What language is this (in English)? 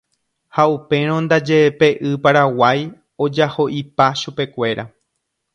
Guarani